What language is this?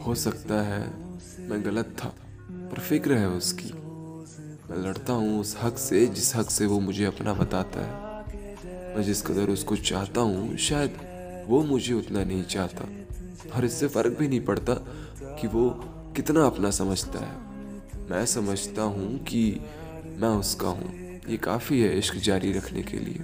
Hindi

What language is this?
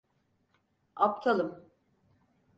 Turkish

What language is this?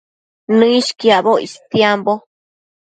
Matsés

